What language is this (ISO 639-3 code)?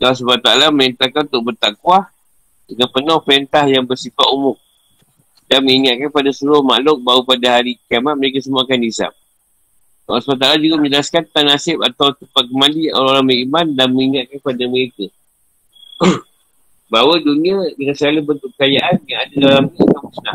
msa